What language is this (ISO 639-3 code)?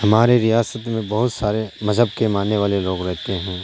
urd